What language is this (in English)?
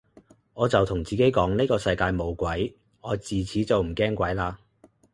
Cantonese